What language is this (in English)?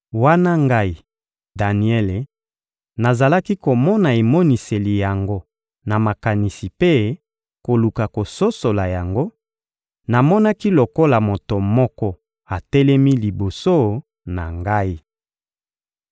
Lingala